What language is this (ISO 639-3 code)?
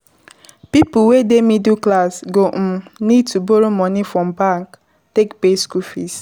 pcm